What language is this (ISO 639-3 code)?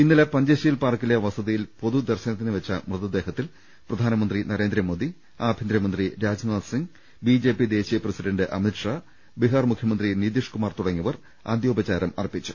mal